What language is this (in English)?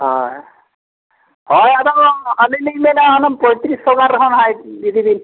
Santali